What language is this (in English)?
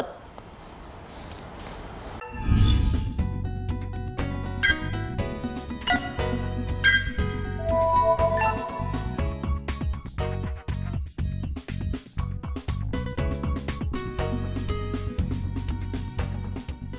Vietnamese